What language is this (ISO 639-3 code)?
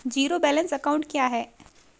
hin